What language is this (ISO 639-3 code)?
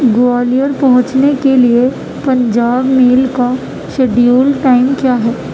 urd